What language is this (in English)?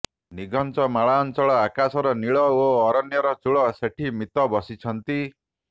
Odia